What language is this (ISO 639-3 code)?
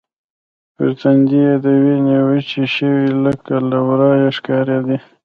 pus